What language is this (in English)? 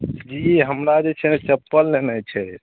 Maithili